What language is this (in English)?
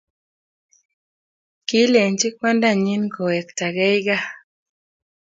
Kalenjin